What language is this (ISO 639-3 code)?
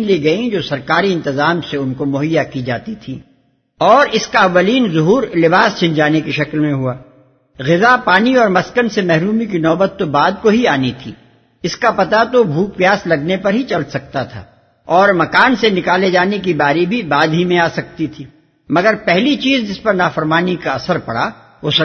urd